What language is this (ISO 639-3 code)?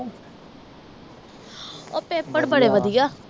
pan